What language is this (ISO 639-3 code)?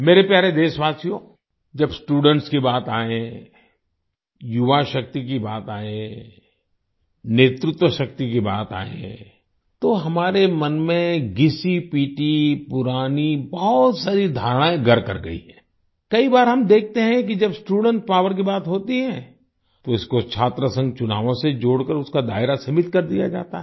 hin